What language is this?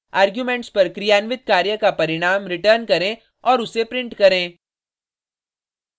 Hindi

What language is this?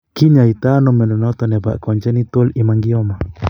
Kalenjin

